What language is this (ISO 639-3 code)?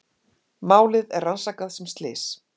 isl